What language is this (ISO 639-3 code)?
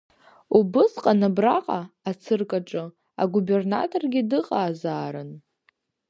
abk